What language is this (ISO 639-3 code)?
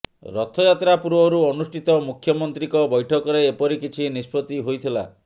ori